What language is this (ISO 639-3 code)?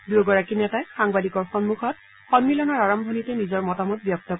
asm